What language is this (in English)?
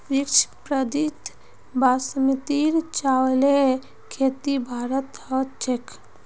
Magahi